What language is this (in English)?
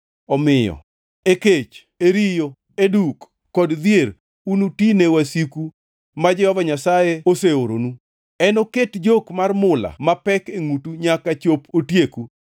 Luo (Kenya and Tanzania)